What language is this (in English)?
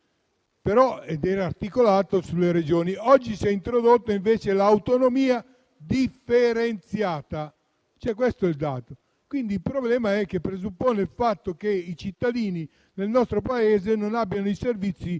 Italian